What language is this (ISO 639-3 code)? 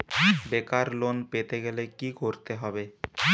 ben